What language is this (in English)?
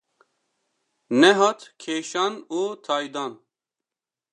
Kurdish